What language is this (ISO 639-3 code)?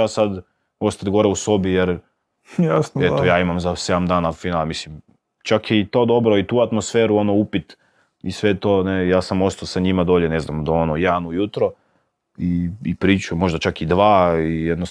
hrv